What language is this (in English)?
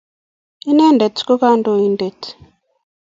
Kalenjin